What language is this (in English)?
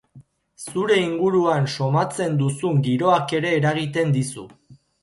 Basque